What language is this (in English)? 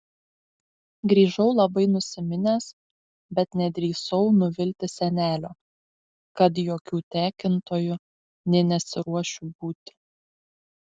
Lithuanian